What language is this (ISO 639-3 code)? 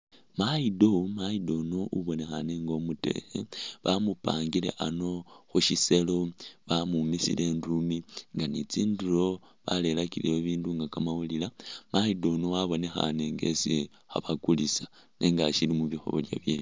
myx